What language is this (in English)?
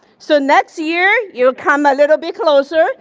English